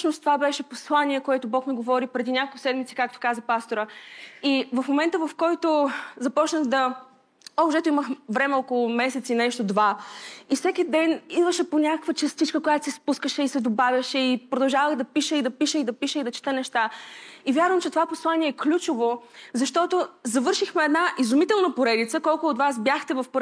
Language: Bulgarian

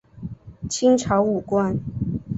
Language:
Chinese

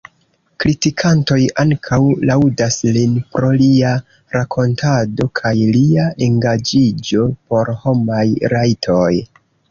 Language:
Esperanto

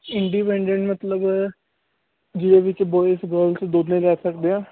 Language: Punjabi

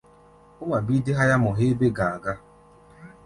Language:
Gbaya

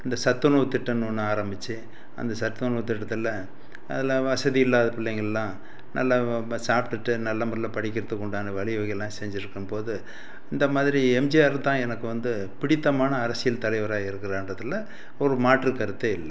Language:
Tamil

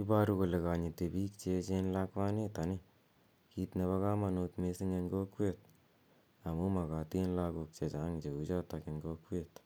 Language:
Kalenjin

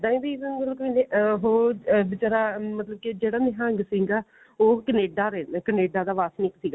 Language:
Punjabi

